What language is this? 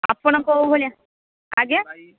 Odia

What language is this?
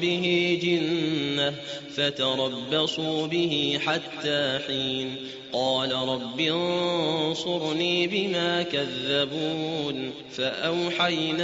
Arabic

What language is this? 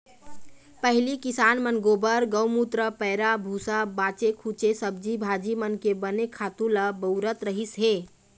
Chhattisgarhi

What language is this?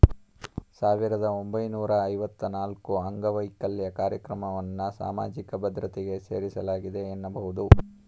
Kannada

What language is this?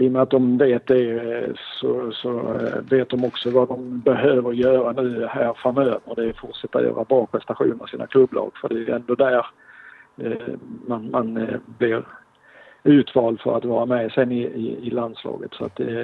Swedish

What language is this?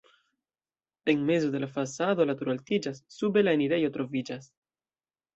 Esperanto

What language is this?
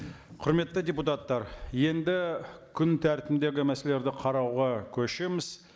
Kazakh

